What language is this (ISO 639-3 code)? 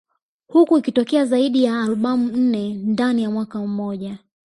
swa